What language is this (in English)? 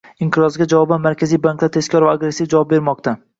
Uzbek